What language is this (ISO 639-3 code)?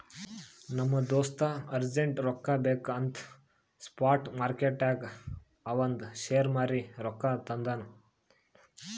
kan